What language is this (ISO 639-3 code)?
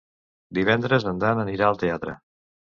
cat